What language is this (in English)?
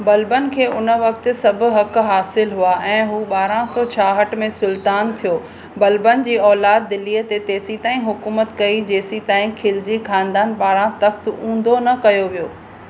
Sindhi